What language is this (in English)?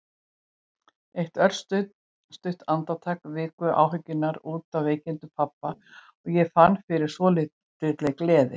Icelandic